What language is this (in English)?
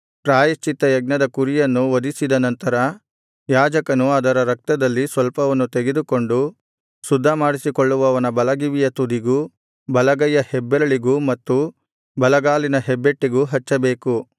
Kannada